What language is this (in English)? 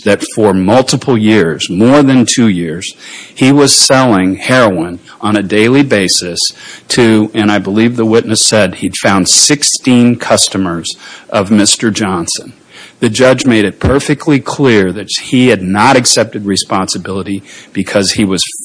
English